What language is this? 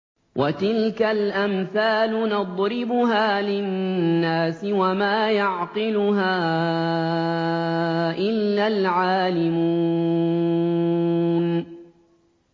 Arabic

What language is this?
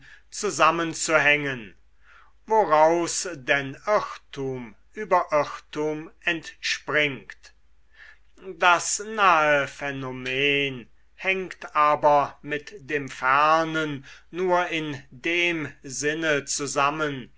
German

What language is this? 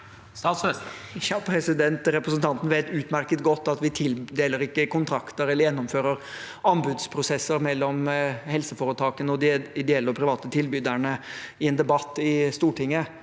Norwegian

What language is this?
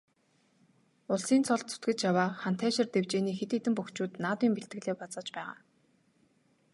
Mongolian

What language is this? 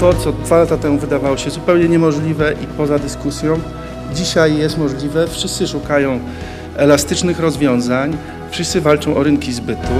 Polish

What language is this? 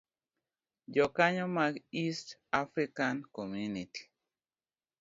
Luo (Kenya and Tanzania)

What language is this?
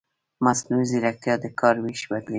Pashto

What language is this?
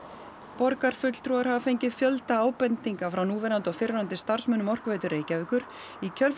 Icelandic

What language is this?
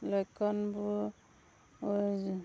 Assamese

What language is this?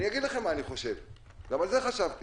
Hebrew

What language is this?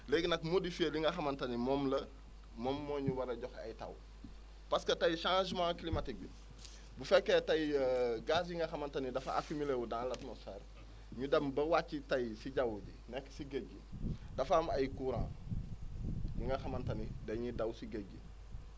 Wolof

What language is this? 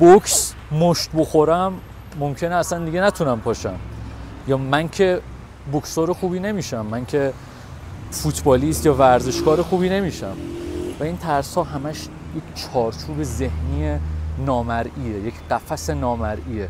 Persian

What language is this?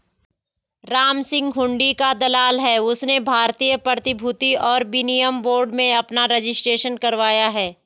Hindi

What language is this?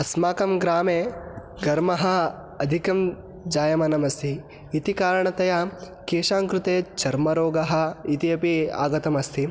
Sanskrit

